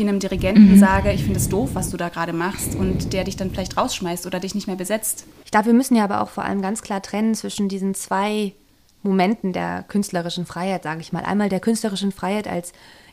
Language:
German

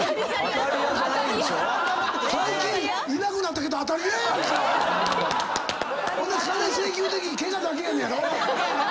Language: Japanese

